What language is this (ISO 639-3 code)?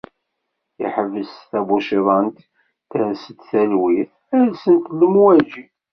kab